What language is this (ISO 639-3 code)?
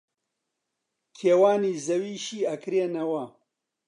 ckb